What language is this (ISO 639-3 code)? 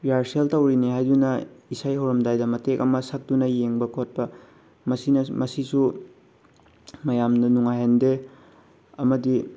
mni